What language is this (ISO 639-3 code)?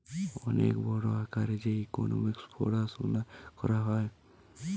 ben